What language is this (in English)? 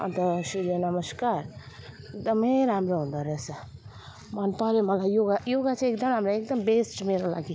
Nepali